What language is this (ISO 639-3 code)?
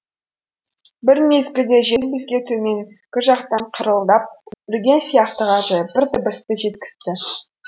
kaz